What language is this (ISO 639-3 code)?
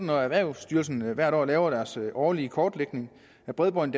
dan